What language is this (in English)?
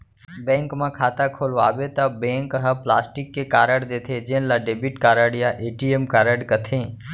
Chhattisgarhi